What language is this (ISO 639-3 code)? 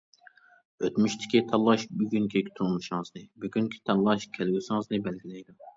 uig